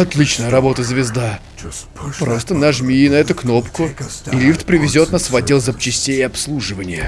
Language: Russian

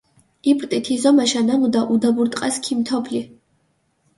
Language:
Mingrelian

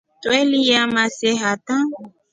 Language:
Rombo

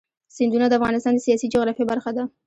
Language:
Pashto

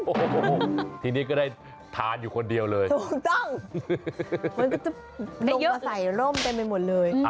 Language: Thai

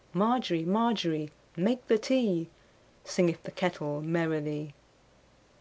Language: English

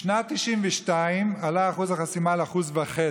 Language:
Hebrew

